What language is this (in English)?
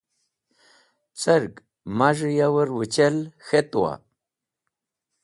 Wakhi